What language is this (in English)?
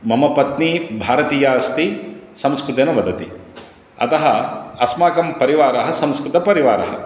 Sanskrit